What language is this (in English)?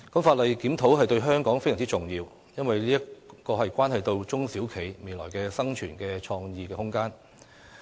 Cantonese